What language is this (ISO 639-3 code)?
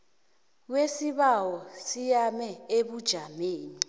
nbl